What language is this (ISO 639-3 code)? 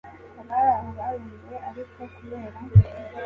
kin